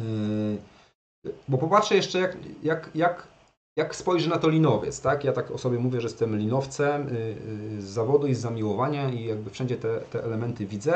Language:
Polish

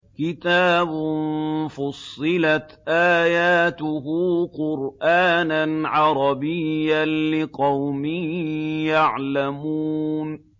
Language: Arabic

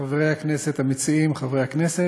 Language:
Hebrew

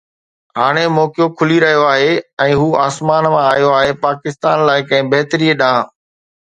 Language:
Sindhi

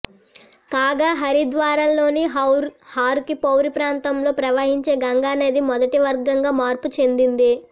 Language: Telugu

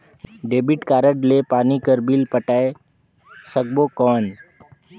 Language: Chhattisgarhi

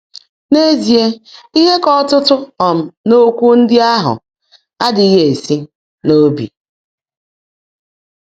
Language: Igbo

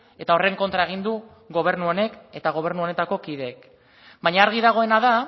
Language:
Basque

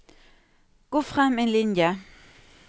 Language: Norwegian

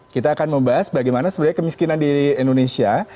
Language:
Indonesian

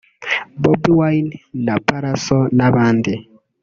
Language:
Kinyarwanda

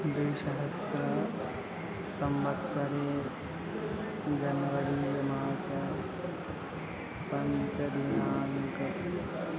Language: Sanskrit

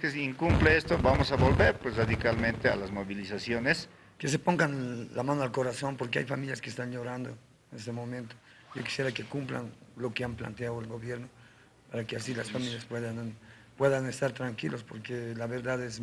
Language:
Spanish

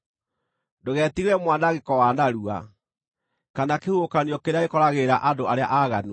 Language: Kikuyu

